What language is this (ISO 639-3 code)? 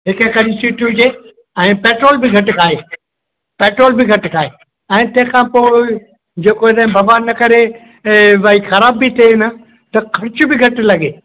snd